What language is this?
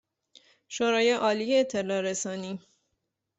Persian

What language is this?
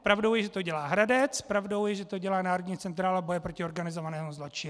Czech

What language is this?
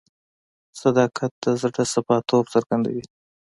Pashto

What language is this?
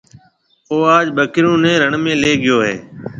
Marwari (Pakistan)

